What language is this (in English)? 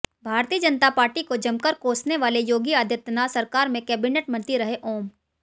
Hindi